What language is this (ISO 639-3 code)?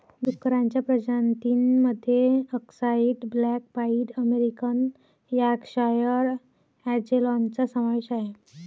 mar